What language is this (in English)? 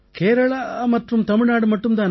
Tamil